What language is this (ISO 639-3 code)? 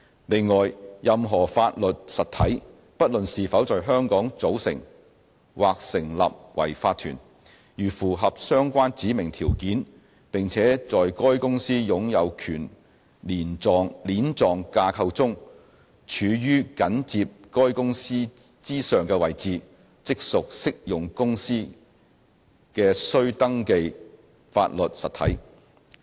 yue